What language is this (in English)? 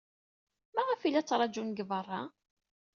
Kabyle